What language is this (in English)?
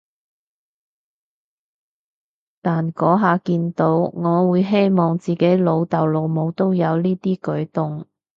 Cantonese